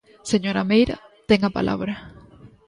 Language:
Galician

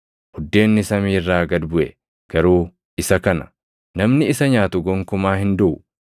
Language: Oromo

